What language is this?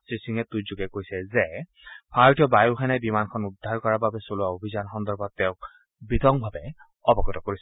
Assamese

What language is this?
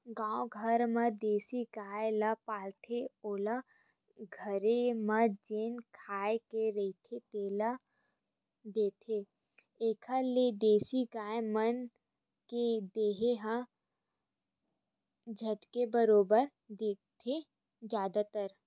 Chhattisgarhi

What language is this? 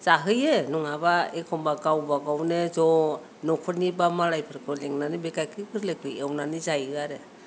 Bodo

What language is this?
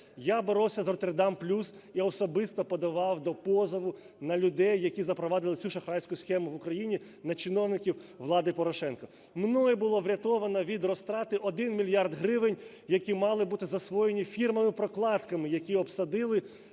Ukrainian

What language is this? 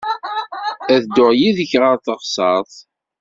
Kabyle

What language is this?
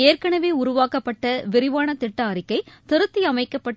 Tamil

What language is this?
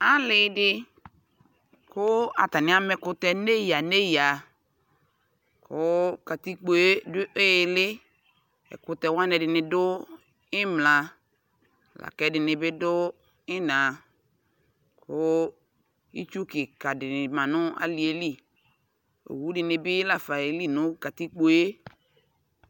Ikposo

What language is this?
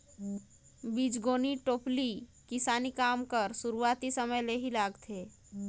Chhattisgarhi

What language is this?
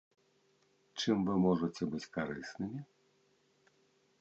Belarusian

